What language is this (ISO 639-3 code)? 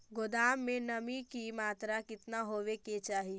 mag